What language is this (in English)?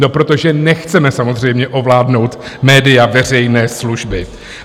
Czech